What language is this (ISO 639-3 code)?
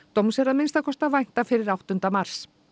isl